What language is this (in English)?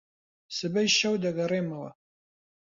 Central Kurdish